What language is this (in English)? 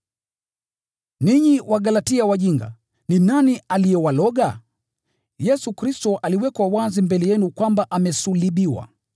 Swahili